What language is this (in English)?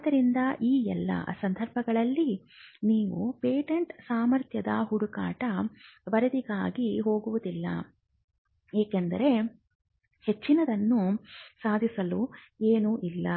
Kannada